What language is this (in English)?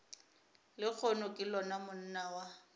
Northern Sotho